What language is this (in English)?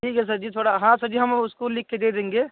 Hindi